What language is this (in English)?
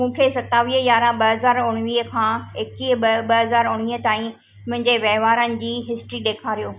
Sindhi